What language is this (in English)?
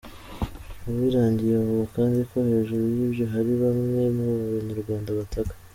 Kinyarwanda